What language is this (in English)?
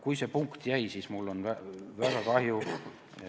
Estonian